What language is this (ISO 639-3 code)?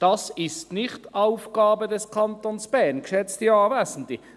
gsw